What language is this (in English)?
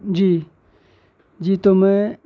Urdu